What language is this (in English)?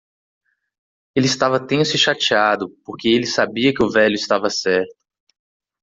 Portuguese